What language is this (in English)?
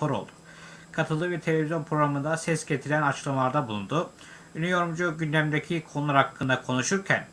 Turkish